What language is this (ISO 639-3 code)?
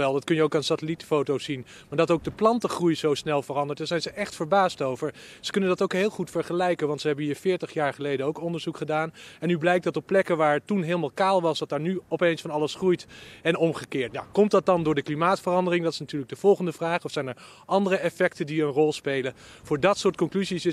nld